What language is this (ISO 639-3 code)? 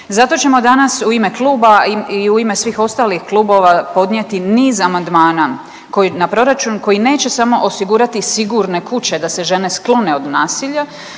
hrv